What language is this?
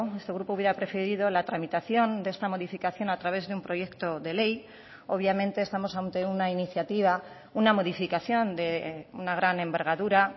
Spanish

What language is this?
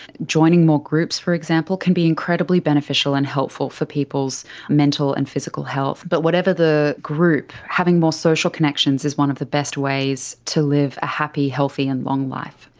English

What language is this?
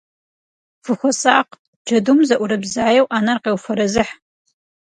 Kabardian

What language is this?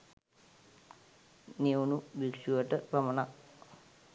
Sinhala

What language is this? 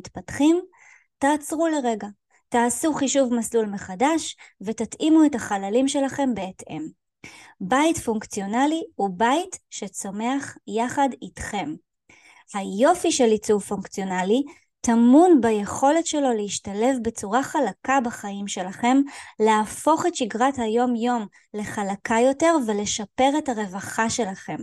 Hebrew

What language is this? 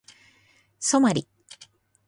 Japanese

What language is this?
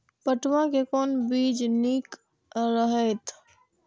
Maithili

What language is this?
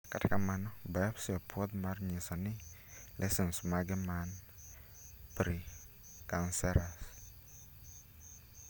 Luo (Kenya and Tanzania)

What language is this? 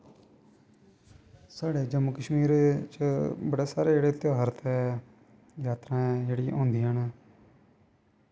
Dogri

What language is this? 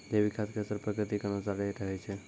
Maithili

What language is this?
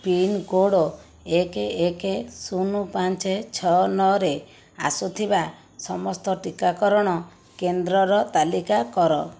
Odia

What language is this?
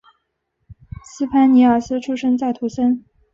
Chinese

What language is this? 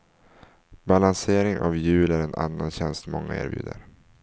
Swedish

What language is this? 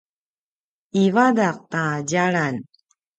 Paiwan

